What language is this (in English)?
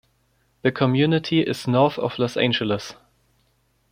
English